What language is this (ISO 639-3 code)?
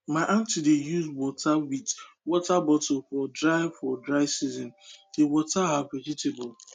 pcm